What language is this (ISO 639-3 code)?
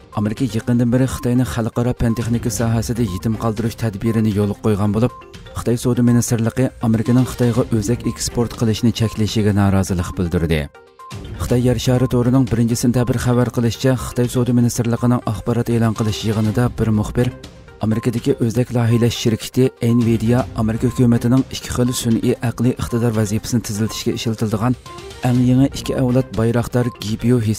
tur